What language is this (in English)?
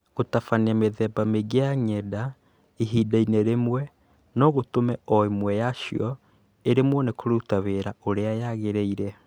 Kikuyu